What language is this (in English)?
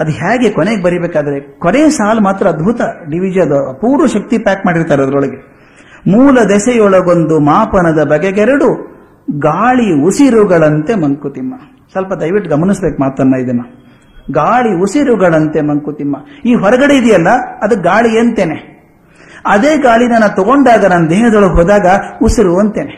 Kannada